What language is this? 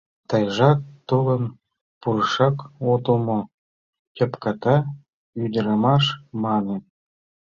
Mari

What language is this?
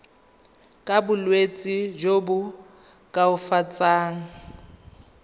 Tswana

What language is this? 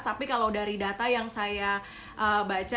Indonesian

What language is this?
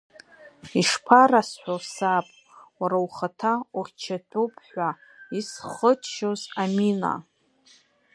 Abkhazian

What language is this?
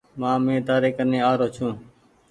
Goaria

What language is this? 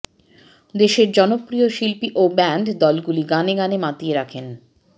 Bangla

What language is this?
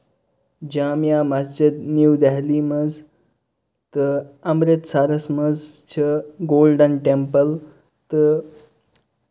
Kashmiri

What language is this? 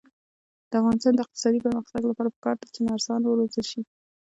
Pashto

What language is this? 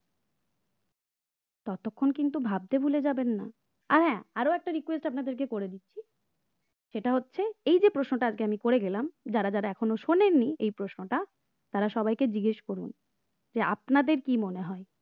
Bangla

